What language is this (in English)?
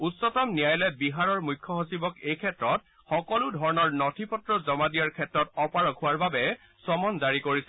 Assamese